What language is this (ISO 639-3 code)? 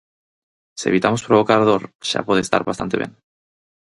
glg